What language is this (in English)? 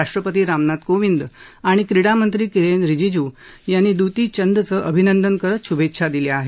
Marathi